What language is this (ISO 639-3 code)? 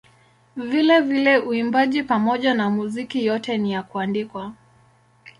swa